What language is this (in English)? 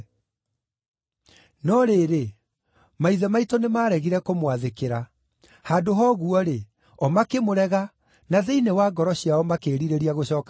Kikuyu